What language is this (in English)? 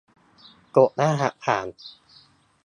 Thai